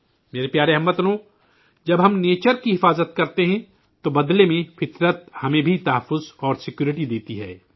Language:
Urdu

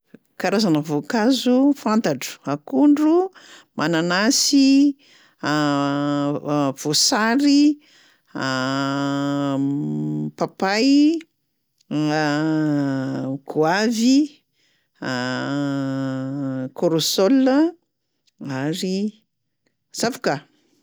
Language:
Malagasy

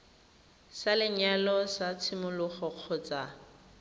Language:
Tswana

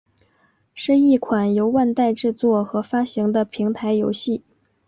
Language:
Chinese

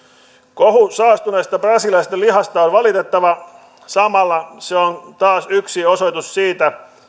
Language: Finnish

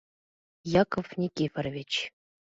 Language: Mari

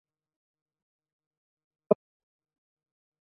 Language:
Chinese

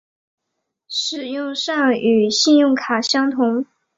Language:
Chinese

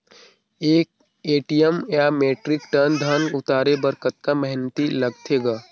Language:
Chhattisgarhi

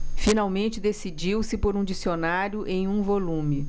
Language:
Portuguese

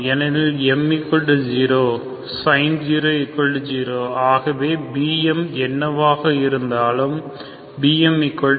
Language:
Tamil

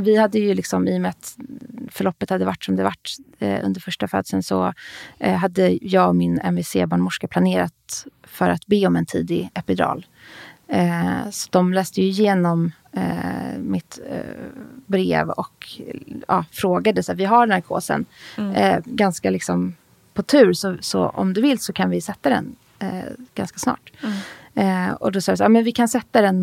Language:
Swedish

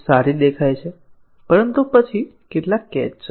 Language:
Gujarati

